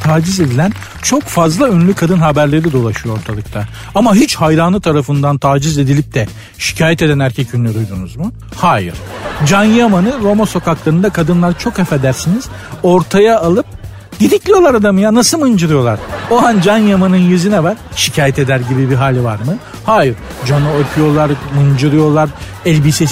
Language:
Turkish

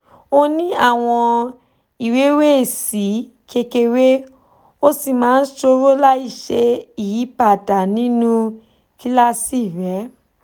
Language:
Yoruba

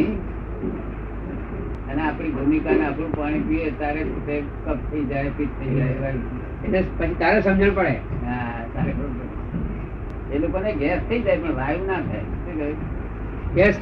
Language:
Gujarati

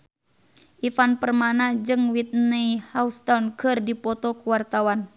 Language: Sundanese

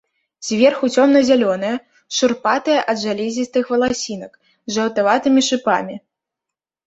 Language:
Belarusian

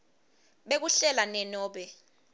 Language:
Swati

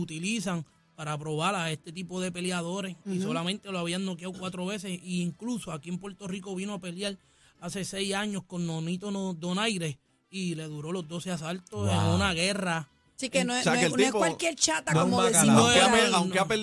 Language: Spanish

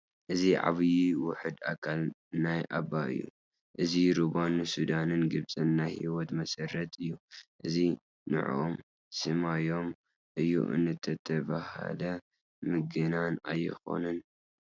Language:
Tigrinya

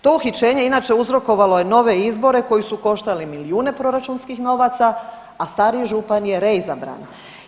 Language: Croatian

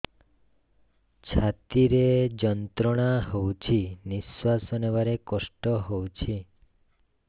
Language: Odia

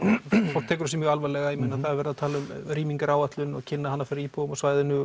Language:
Icelandic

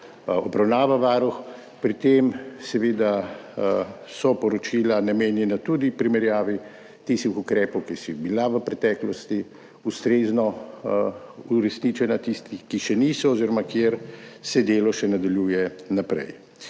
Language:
Slovenian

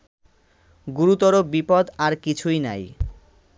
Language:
Bangla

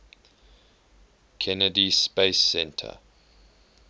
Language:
English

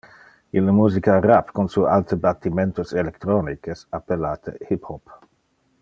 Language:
Interlingua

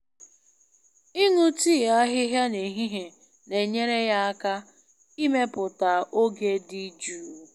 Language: Igbo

